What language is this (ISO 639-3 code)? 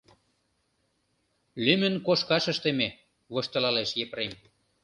chm